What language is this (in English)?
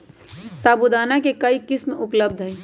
Magahi